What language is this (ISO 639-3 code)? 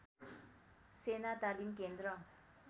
nep